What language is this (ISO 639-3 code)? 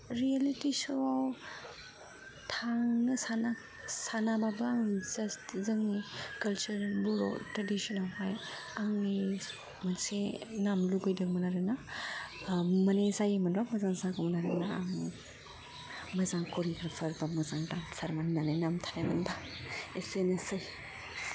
brx